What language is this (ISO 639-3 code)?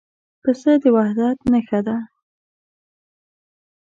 pus